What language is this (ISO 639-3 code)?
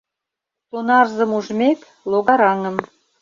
chm